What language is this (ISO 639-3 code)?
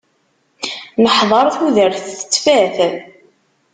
kab